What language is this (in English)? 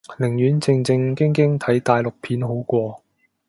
Cantonese